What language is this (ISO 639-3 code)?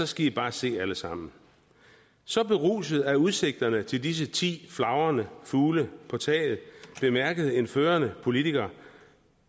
dan